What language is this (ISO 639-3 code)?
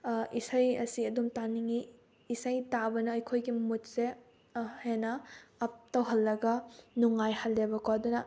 mni